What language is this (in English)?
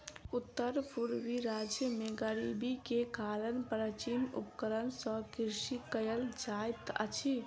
Maithili